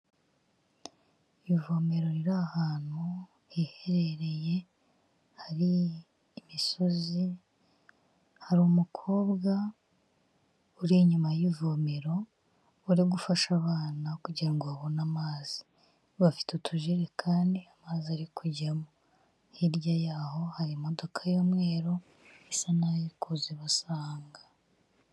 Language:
Kinyarwanda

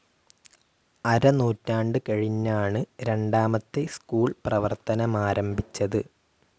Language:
Malayalam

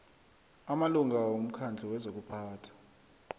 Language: South Ndebele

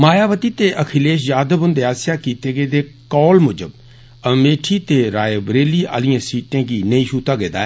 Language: Dogri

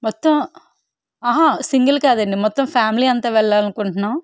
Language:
Telugu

